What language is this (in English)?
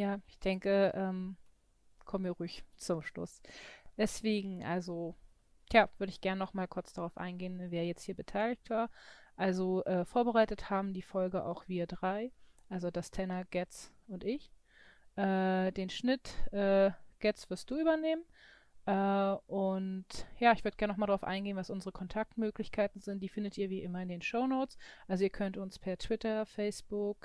German